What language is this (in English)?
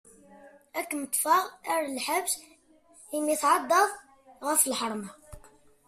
Kabyle